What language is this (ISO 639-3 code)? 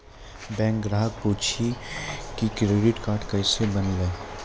mai